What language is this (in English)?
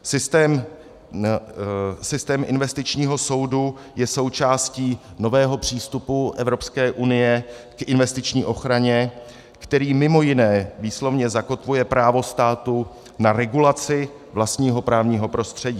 Czech